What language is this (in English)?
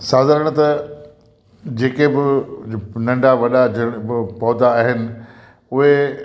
Sindhi